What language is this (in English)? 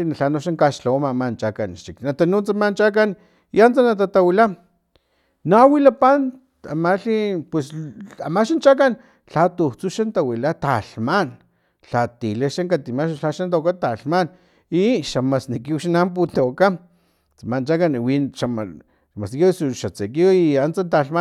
Filomena Mata-Coahuitlán Totonac